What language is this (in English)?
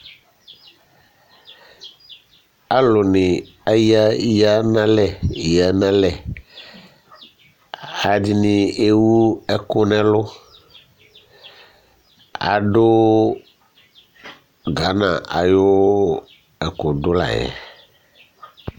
Ikposo